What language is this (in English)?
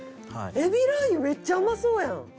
Japanese